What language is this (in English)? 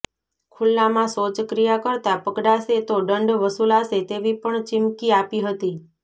Gujarati